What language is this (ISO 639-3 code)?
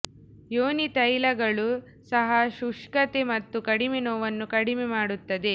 kan